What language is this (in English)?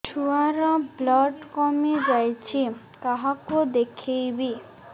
Odia